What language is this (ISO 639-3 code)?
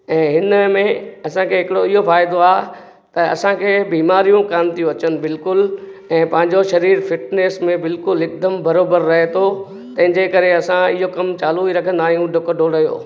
snd